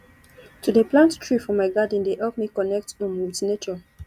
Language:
Nigerian Pidgin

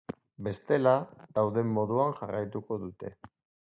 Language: Basque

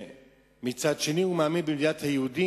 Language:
Hebrew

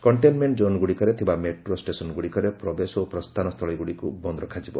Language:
Odia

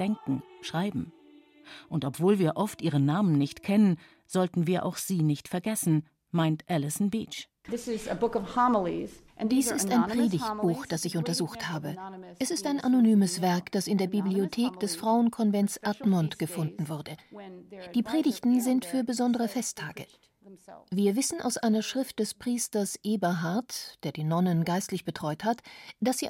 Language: German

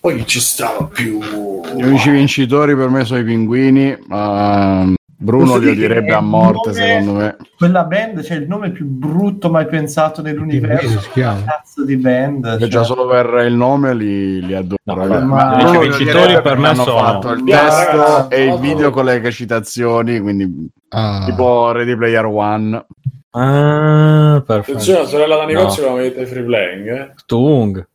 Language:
Italian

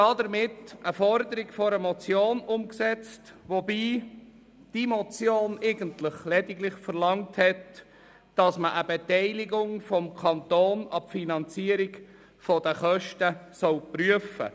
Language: Swiss German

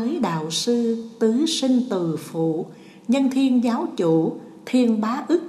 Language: Vietnamese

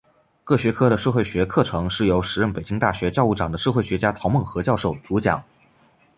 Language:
Chinese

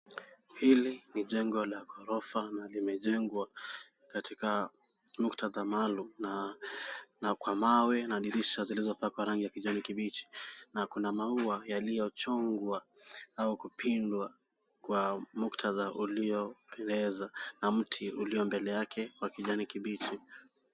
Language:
Swahili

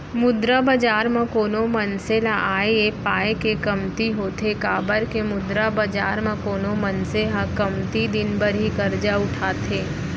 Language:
Chhattisgarhi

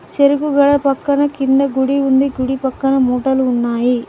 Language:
Telugu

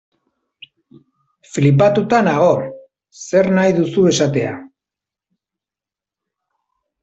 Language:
Basque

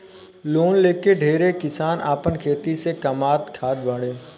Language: Bhojpuri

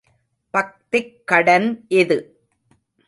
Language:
Tamil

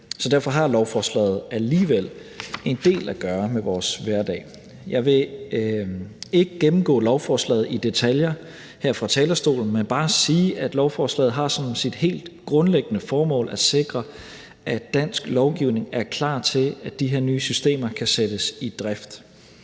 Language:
Danish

